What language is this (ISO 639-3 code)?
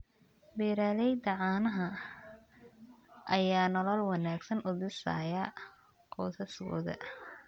som